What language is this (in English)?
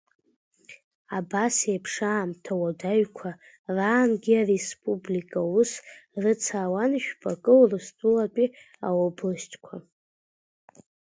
Abkhazian